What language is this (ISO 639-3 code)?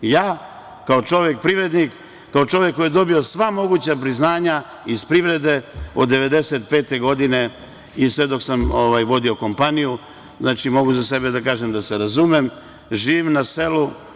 srp